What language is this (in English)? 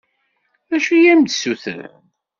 Kabyle